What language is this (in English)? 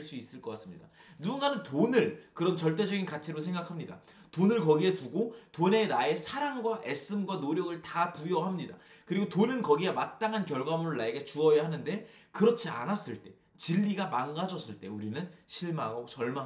Korean